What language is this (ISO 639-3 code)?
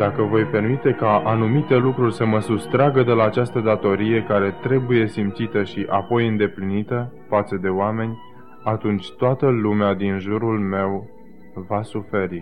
ron